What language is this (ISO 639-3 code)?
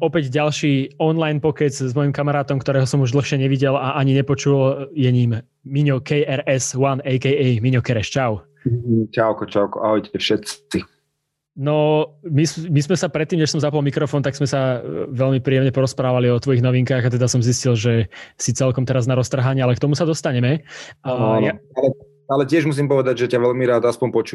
slk